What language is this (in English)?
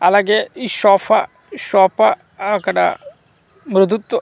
Telugu